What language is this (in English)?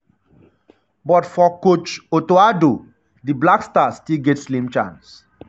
Nigerian Pidgin